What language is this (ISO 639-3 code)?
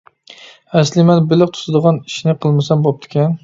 uig